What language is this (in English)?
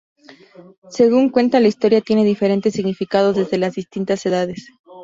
Spanish